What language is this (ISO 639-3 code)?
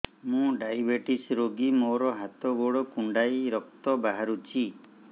ori